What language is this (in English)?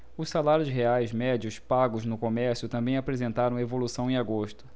Portuguese